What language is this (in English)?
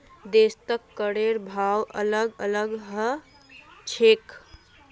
Magahi